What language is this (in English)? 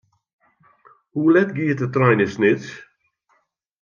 Western Frisian